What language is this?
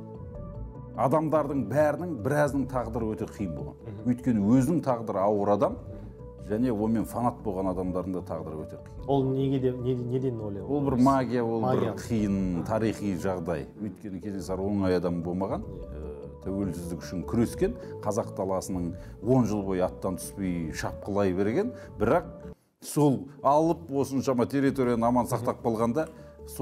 Turkish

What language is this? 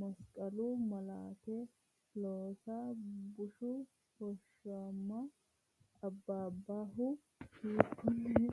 Sidamo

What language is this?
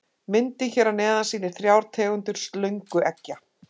Icelandic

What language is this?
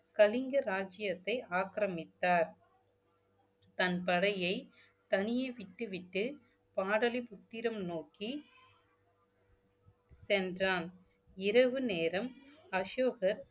Tamil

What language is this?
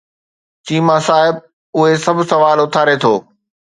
Sindhi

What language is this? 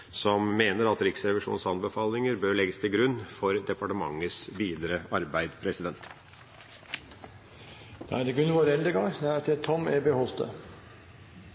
Norwegian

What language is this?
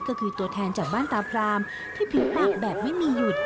Thai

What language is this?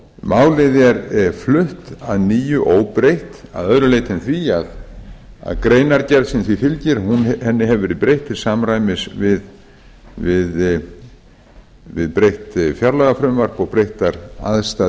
Icelandic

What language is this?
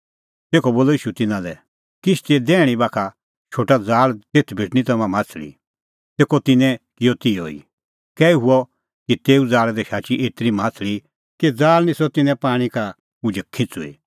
Kullu Pahari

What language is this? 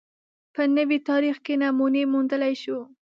Pashto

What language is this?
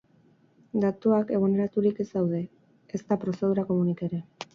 Basque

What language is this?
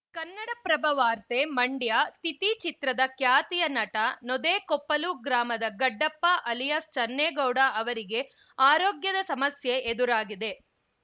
Kannada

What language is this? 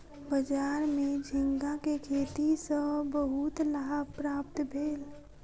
Maithili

